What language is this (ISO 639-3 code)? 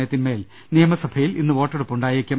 mal